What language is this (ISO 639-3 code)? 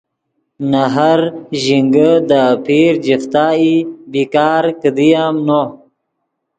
ydg